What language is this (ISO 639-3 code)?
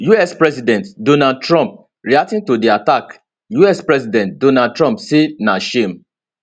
pcm